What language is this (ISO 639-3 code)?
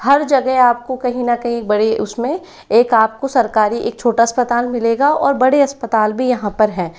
hin